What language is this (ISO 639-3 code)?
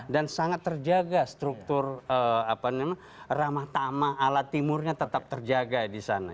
ind